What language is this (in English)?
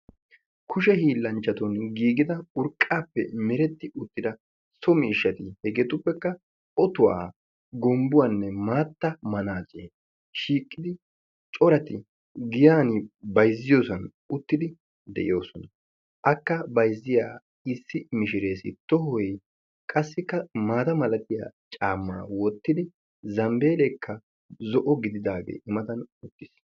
Wolaytta